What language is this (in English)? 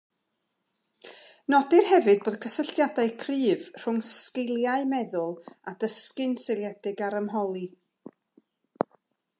Welsh